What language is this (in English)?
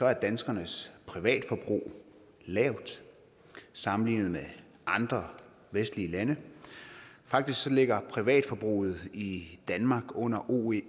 Danish